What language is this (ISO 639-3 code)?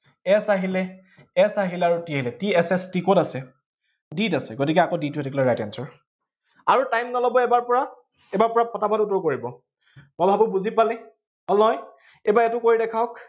asm